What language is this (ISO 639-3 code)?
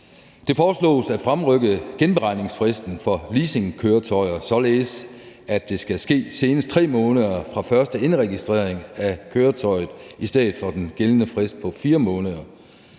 dan